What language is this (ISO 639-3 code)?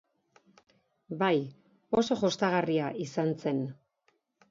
eus